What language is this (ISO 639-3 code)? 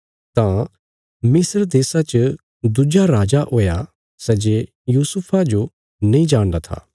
kfs